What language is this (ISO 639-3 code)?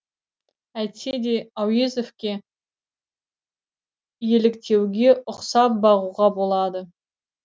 kaz